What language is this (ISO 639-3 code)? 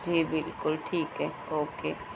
urd